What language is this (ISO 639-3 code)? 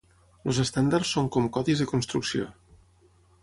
cat